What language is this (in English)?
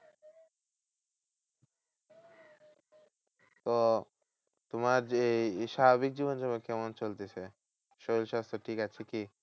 Bangla